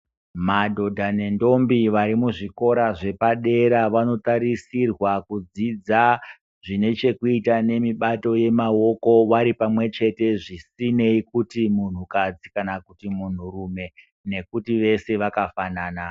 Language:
Ndau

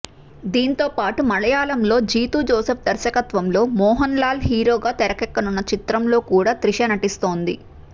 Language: Telugu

